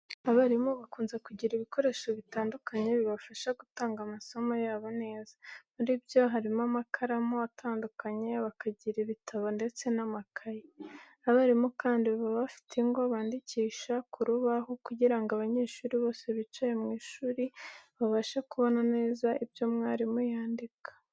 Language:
Kinyarwanda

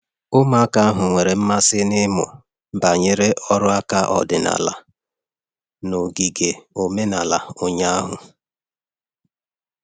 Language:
Igbo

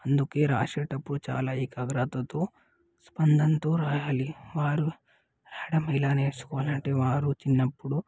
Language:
Telugu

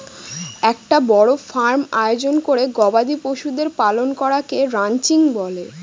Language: Bangla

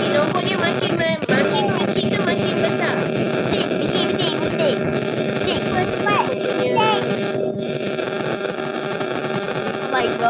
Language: Malay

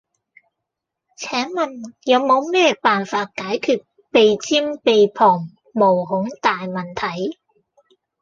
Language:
Cantonese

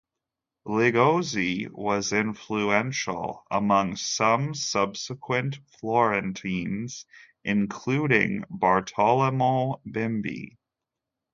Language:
English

